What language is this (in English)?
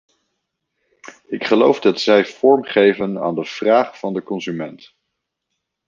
Dutch